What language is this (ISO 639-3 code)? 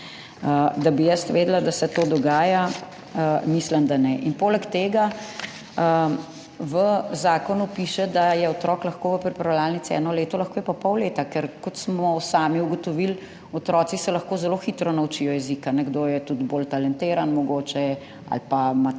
slv